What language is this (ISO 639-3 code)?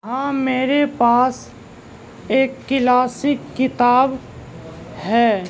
urd